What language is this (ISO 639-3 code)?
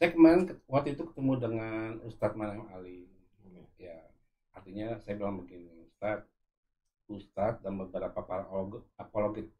ind